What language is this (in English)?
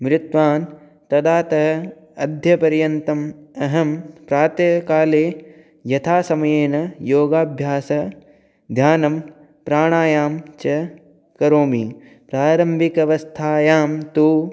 Sanskrit